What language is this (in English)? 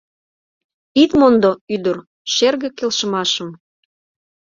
Mari